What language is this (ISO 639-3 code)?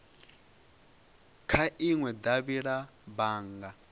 ven